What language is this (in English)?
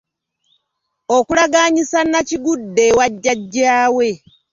Ganda